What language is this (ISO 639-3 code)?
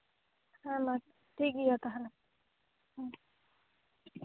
sat